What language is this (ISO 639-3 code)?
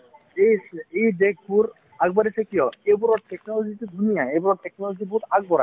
asm